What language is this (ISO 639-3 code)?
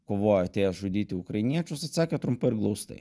lit